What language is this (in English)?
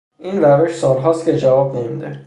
Persian